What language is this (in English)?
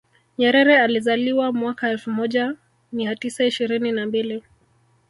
Swahili